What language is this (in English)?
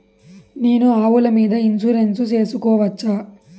Telugu